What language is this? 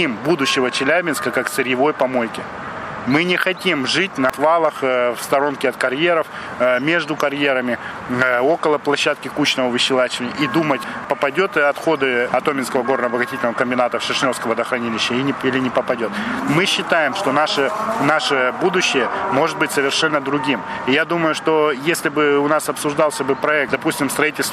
Russian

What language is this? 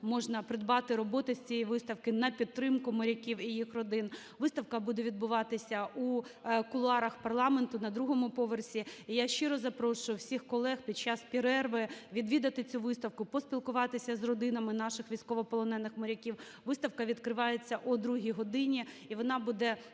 Ukrainian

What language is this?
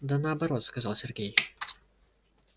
Russian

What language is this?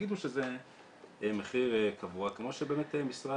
Hebrew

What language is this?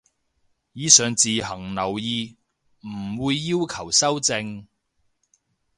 Cantonese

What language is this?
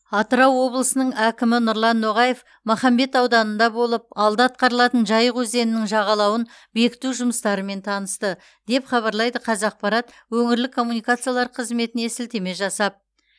Kazakh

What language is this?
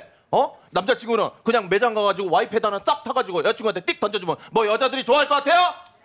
Korean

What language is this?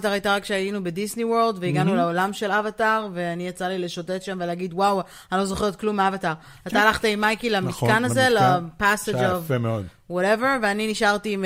Hebrew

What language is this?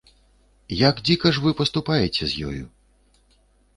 Belarusian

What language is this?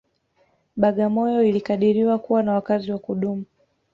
Swahili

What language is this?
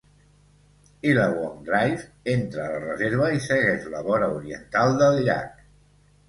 Catalan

